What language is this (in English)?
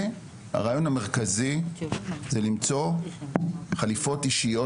Hebrew